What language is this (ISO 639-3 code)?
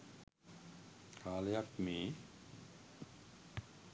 sin